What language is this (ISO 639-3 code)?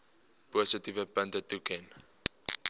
afr